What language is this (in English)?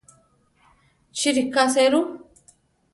Central Tarahumara